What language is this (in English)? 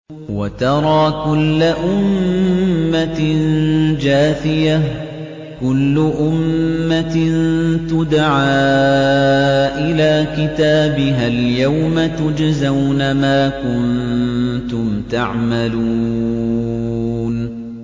Arabic